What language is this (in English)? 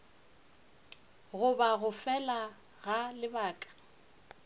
Northern Sotho